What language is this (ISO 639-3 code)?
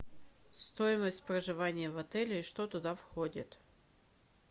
rus